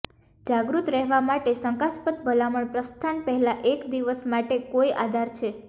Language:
Gujarati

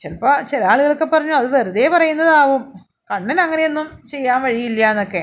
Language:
Malayalam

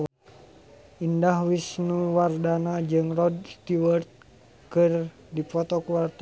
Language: Sundanese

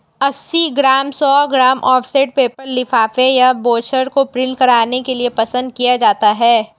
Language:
Hindi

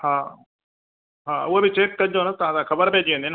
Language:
Sindhi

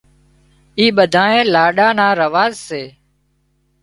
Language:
Wadiyara Koli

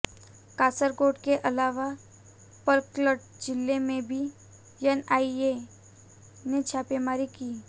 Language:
Hindi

